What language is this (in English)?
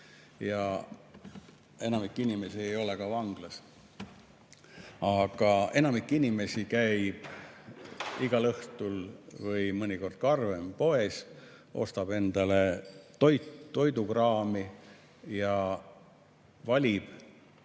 Estonian